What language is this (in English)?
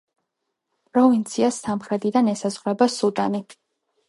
Georgian